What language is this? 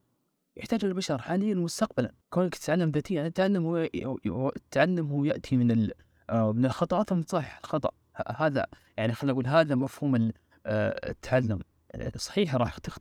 Arabic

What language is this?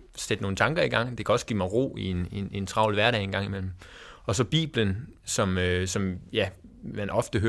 Danish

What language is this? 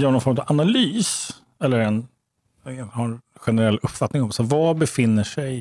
Swedish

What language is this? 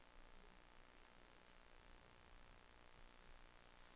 Danish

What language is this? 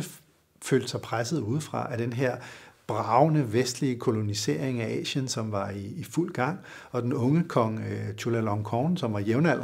Danish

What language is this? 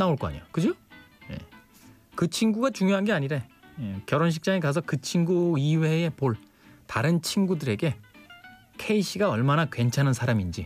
Korean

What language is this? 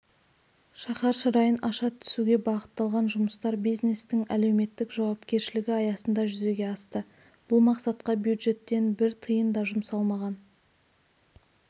Kazakh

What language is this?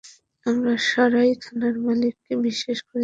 Bangla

